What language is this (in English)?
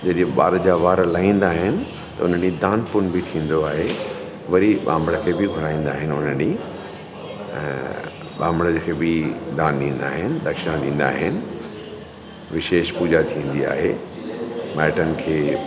Sindhi